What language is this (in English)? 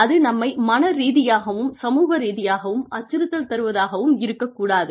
Tamil